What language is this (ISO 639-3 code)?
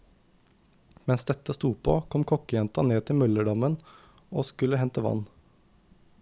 nor